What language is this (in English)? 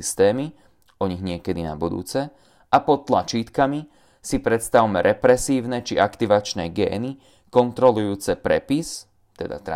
Slovak